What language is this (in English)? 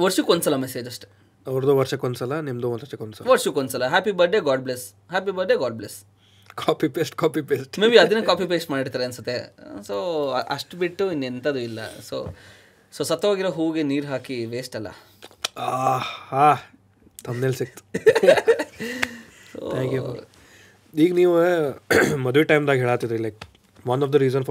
Kannada